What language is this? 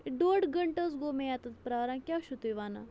Kashmiri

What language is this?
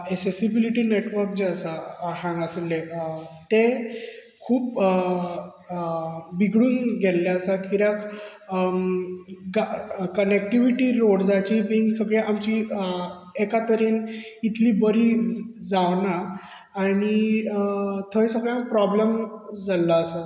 Konkani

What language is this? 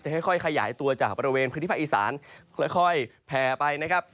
Thai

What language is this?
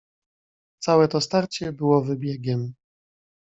Polish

